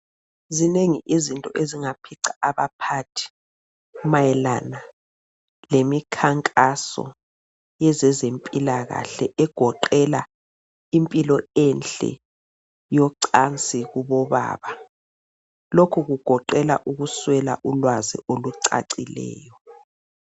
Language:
North Ndebele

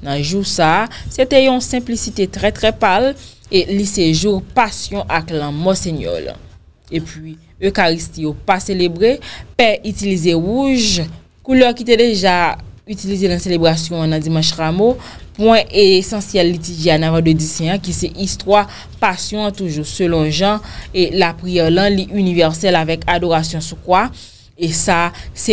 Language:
French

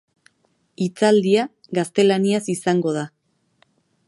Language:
Basque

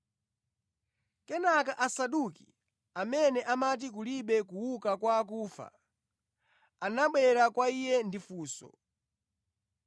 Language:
Nyanja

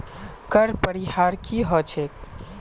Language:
Magahi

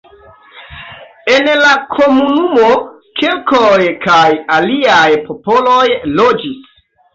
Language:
Esperanto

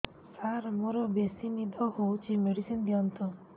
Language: Odia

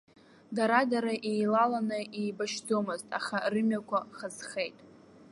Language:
Abkhazian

